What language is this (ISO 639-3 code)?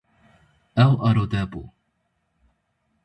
kur